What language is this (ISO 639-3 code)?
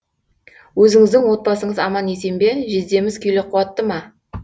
kaz